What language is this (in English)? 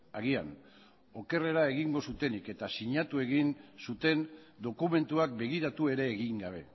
Basque